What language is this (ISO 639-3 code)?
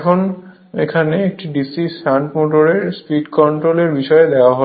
ben